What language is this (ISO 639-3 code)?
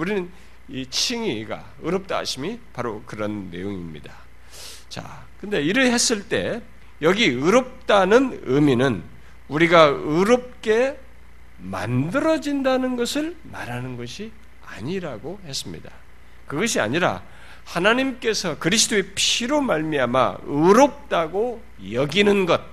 kor